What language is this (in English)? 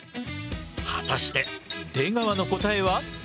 Japanese